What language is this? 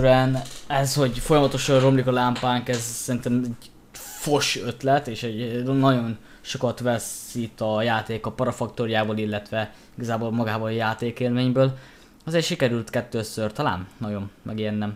Hungarian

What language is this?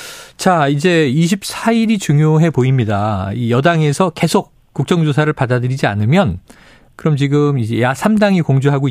Korean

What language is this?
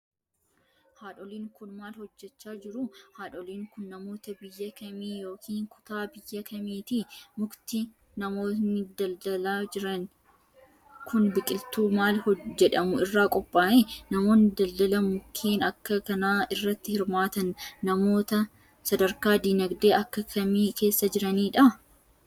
Oromo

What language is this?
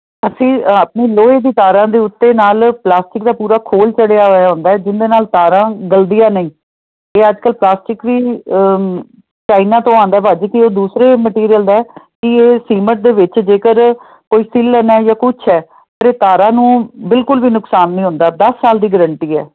Punjabi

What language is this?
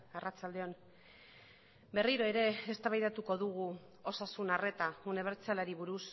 Basque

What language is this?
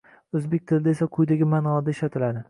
Uzbek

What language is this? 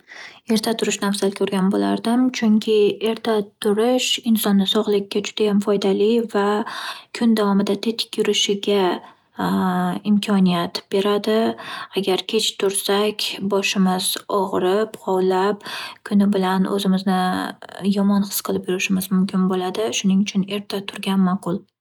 Uzbek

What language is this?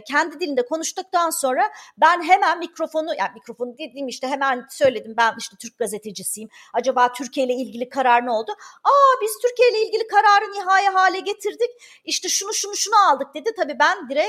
Turkish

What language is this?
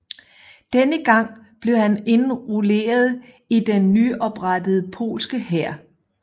Danish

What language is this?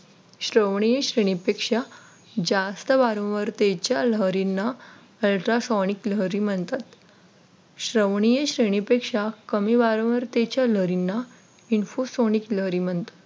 Marathi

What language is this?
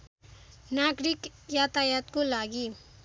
Nepali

